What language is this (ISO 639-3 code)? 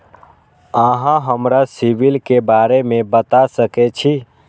mai